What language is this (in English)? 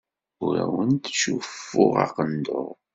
Kabyle